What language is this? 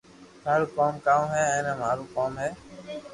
Loarki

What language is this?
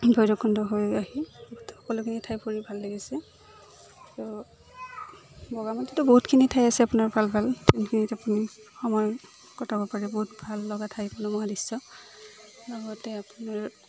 Assamese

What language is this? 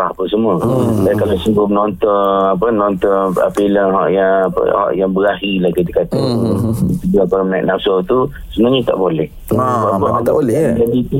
Malay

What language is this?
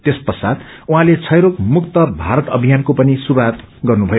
Nepali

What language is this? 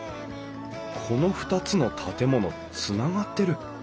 Japanese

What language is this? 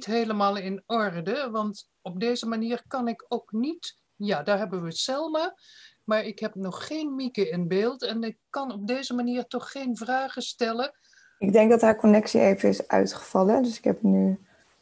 Dutch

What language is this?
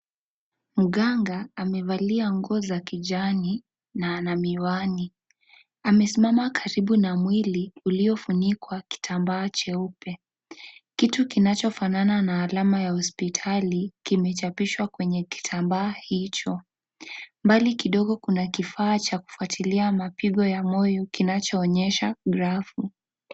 Swahili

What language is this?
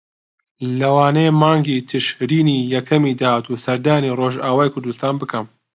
Central Kurdish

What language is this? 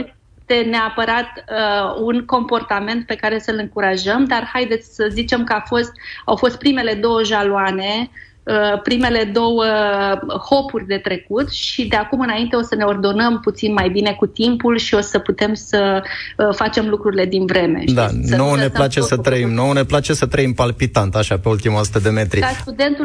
Romanian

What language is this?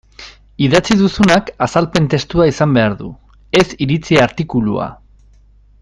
Basque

